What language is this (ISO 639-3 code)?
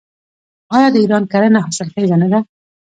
pus